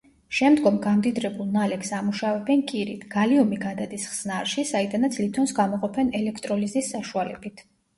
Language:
Georgian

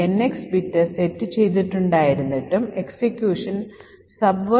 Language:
Malayalam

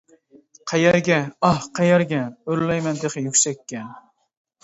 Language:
Uyghur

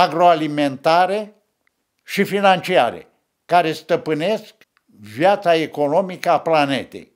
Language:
Romanian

